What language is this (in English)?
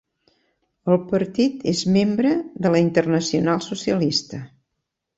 Catalan